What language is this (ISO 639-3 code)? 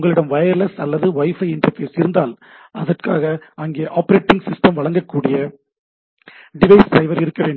tam